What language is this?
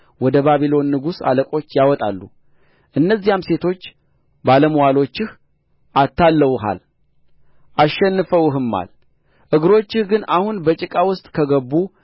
Amharic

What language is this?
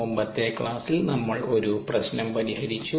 Malayalam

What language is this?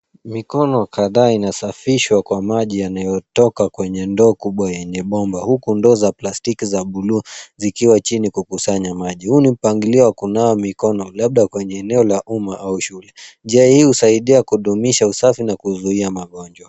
Swahili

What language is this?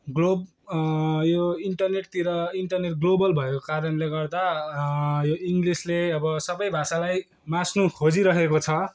Nepali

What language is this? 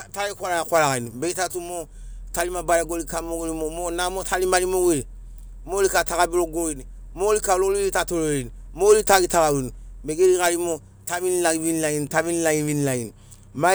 Sinaugoro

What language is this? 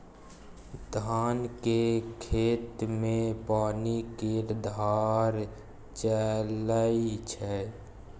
Maithili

